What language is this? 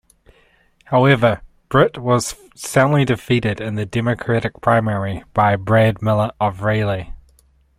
English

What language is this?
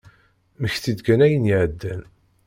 Kabyle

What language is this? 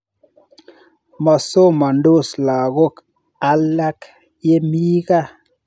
Kalenjin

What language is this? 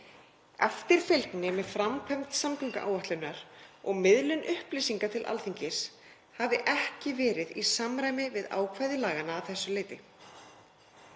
Icelandic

